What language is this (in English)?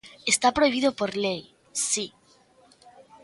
Galician